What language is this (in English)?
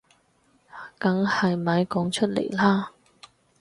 Cantonese